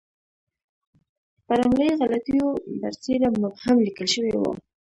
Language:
Pashto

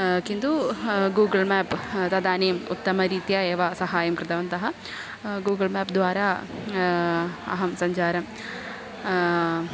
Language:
Sanskrit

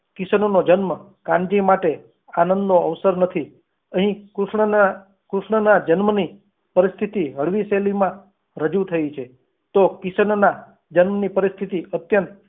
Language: Gujarati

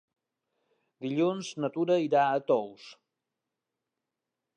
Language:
Catalan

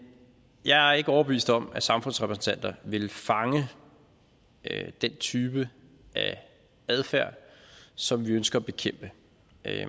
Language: Danish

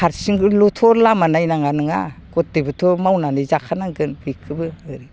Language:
Bodo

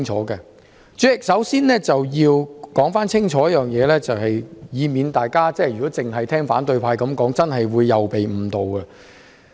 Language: Cantonese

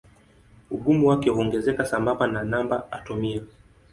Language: Swahili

